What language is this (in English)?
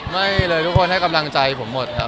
Thai